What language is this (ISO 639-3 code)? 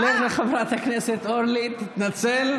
heb